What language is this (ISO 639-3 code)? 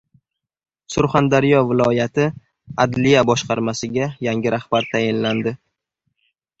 uzb